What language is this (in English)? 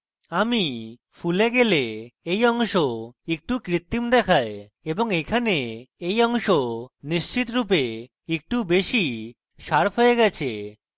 Bangla